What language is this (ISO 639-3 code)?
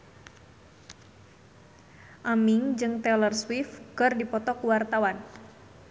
sun